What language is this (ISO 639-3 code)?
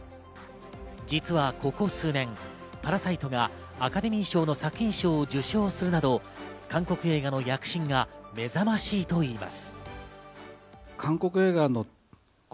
jpn